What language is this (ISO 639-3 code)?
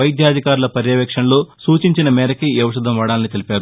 tel